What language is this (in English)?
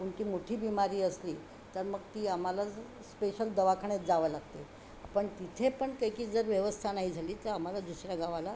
Marathi